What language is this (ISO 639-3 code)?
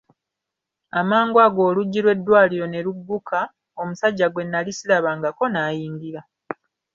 lug